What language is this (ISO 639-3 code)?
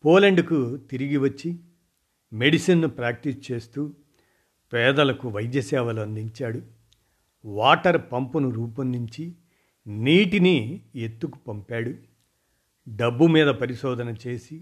tel